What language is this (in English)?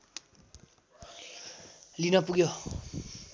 Nepali